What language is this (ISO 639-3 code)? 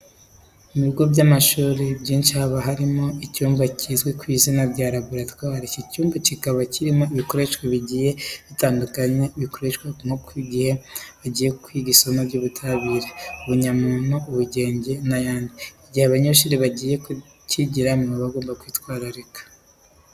kin